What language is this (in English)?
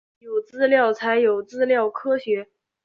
Chinese